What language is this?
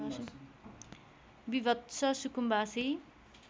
Nepali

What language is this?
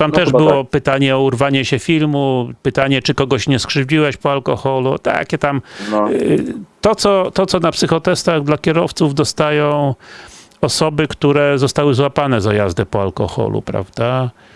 Polish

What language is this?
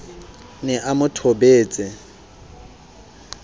Southern Sotho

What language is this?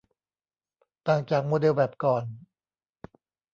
Thai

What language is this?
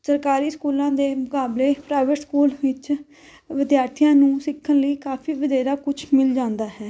Punjabi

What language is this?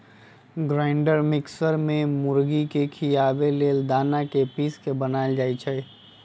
Magahi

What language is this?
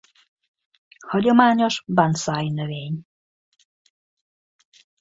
Hungarian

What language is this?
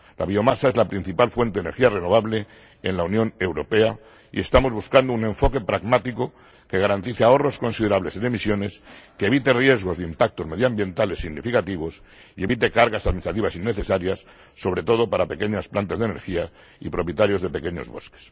Spanish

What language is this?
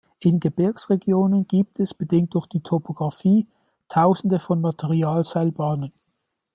German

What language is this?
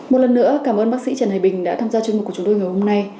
Vietnamese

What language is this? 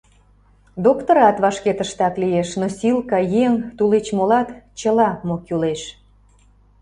Mari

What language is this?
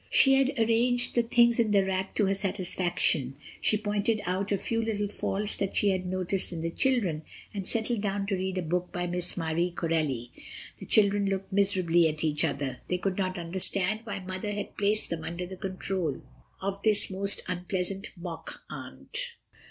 English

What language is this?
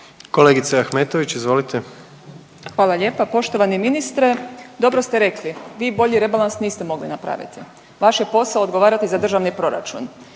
Croatian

